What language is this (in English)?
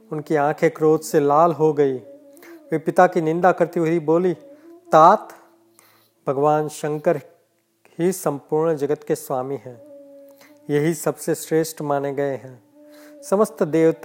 Hindi